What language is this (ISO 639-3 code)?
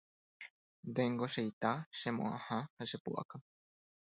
grn